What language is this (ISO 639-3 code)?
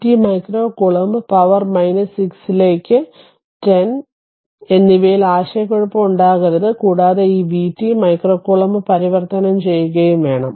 mal